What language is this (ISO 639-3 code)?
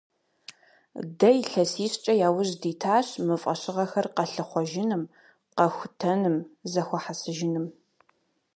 kbd